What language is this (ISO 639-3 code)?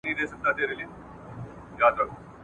pus